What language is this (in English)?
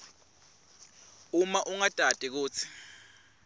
Swati